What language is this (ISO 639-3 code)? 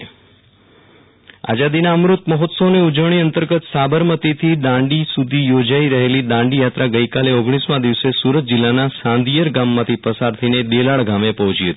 guj